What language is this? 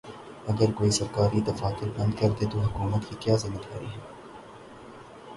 Urdu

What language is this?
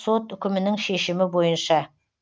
Kazakh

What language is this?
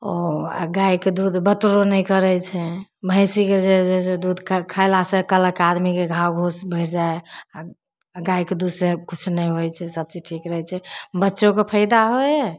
Maithili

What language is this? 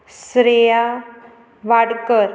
Konkani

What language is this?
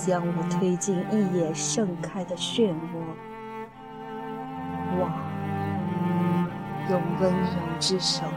Chinese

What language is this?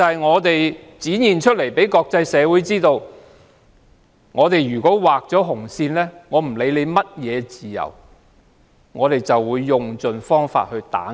Cantonese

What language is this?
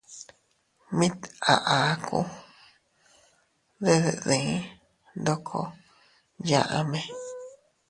Teutila Cuicatec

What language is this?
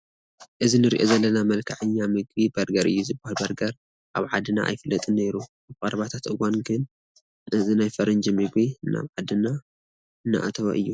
Tigrinya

